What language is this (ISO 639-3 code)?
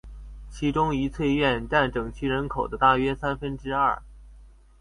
zho